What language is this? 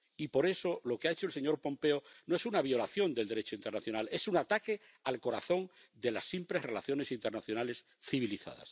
Spanish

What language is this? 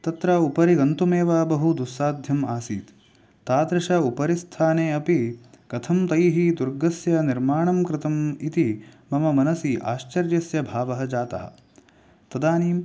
Sanskrit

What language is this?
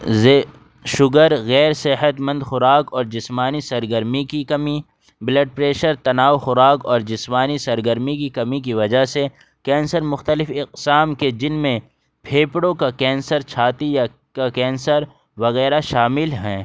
Urdu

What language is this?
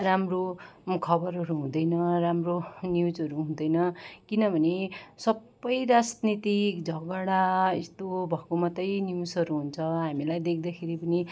Nepali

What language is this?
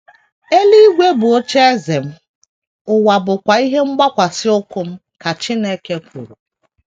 Igbo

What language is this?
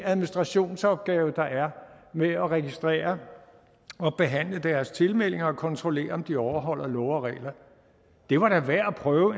Danish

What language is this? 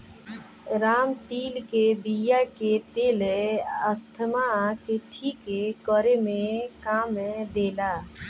Bhojpuri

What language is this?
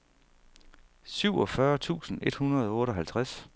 Danish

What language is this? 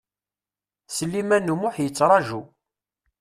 Kabyle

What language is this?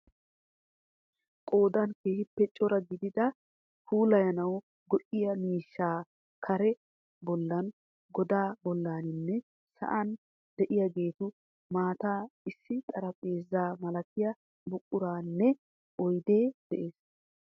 Wolaytta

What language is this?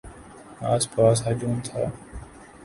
Urdu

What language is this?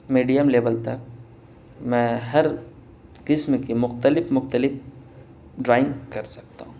Urdu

